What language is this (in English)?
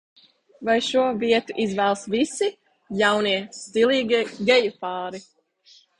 Latvian